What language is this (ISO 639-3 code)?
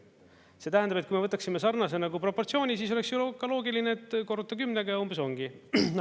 est